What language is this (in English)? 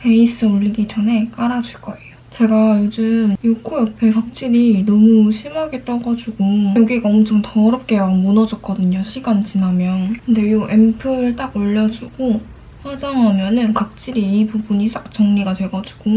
Korean